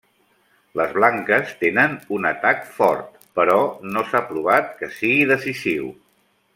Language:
Catalan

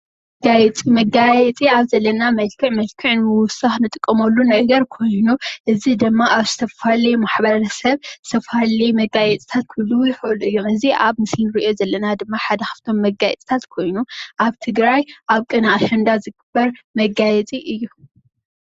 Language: Tigrinya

